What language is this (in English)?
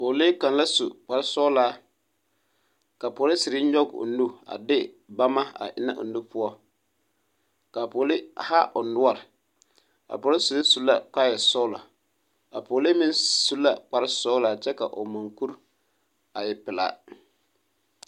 Southern Dagaare